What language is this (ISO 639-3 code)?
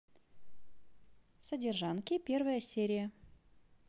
rus